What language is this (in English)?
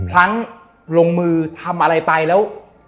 Thai